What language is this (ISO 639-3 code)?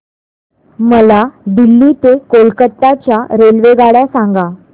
mar